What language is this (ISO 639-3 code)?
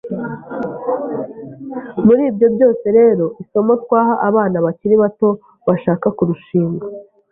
kin